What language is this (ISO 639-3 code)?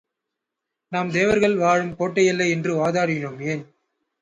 tam